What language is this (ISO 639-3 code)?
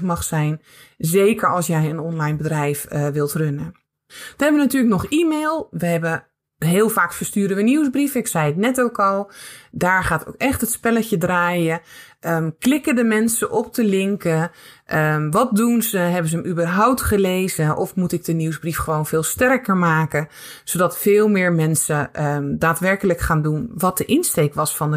nld